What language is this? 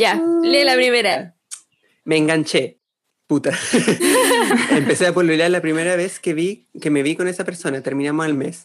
Spanish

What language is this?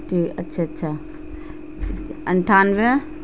Urdu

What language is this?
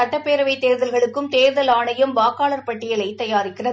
Tamil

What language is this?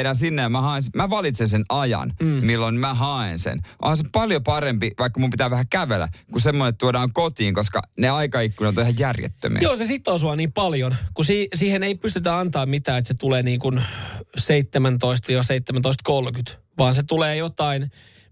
Finnish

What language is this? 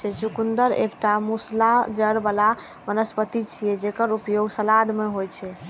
Maithili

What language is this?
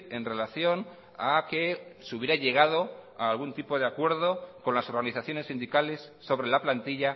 Spanish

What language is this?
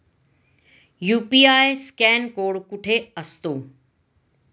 Marathi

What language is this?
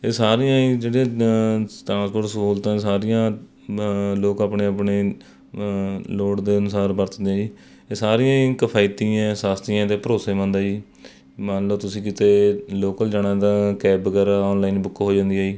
Punjabi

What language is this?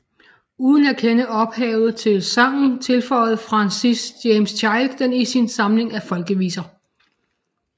Danish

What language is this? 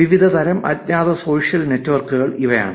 Malayalam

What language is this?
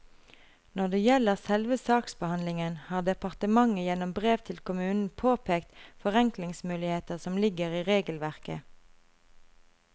Norwegian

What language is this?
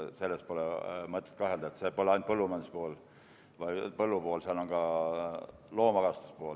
Estonian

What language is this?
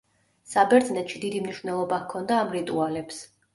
Georgian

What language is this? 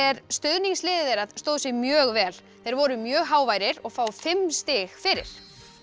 Icelandic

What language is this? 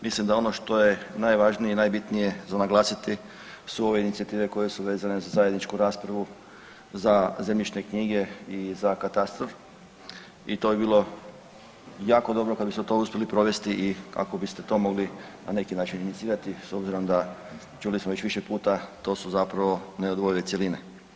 Croatian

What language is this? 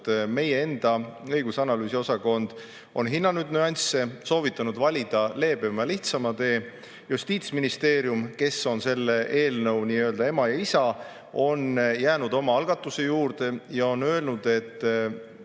Estonian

